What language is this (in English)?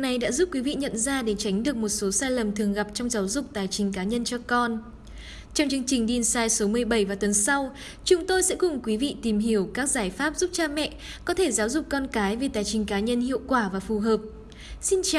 Vietnamese